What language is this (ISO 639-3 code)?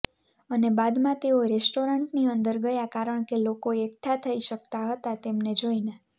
guj